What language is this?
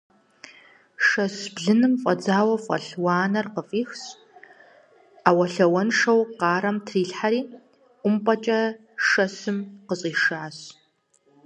Kabardian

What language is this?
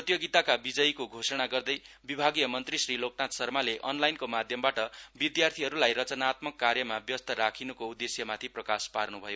Nepali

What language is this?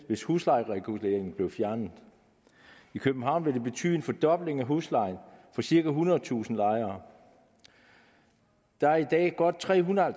Danish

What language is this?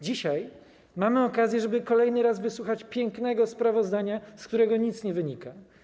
Polish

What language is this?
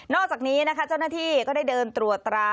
Thai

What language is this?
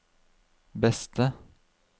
Norwegian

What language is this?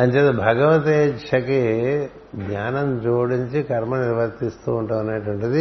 Telugu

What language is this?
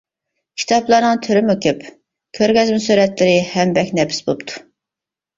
Uyghur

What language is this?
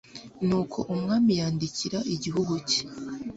Kinyarwanda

